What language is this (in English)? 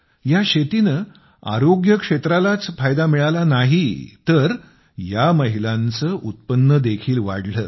Marathi